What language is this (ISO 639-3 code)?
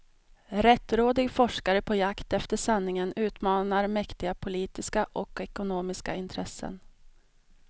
swe